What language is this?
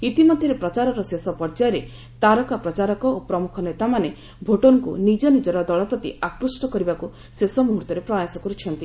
Odia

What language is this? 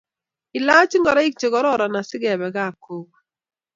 Kalenjin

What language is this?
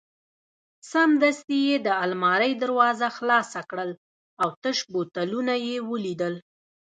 Pashto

